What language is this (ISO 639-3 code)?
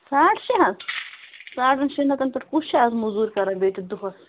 kas